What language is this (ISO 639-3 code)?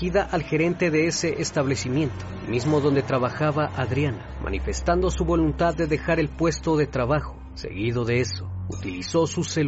spa